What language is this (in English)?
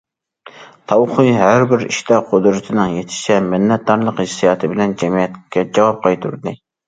Uyghur